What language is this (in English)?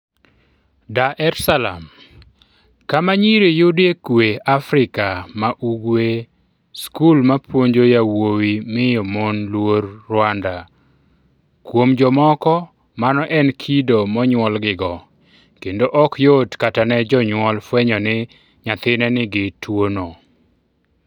Luo (Kenya and Tanzania)